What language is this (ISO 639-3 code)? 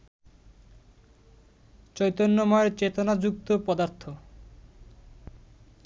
ben